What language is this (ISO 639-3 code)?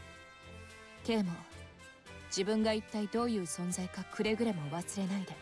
jpn